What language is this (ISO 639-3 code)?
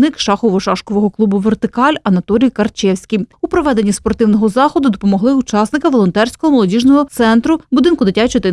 ukr